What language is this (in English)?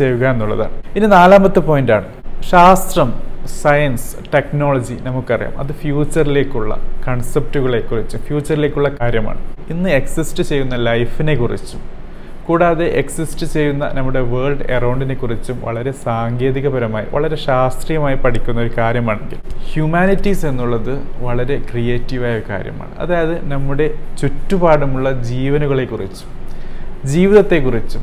Malayalam